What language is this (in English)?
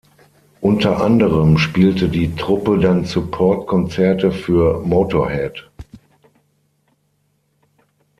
German